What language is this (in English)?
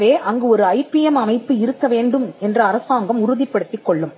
Tamil